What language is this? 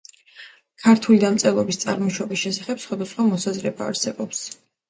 Georgian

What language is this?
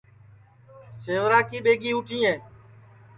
Sansi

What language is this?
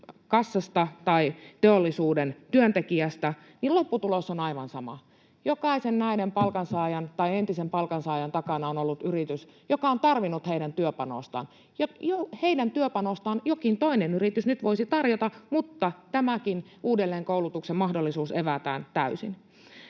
Finnish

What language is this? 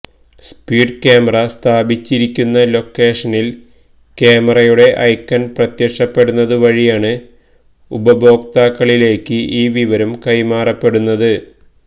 Malayalam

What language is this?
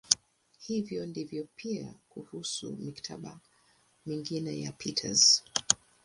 Swahili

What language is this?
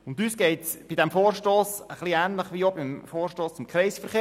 Swiss German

